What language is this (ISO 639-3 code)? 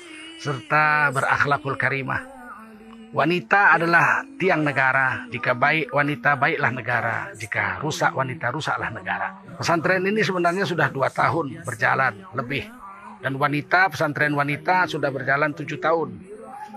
ind